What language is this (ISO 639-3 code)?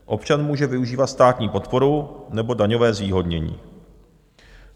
ces